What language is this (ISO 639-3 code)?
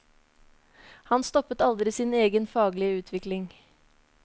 nor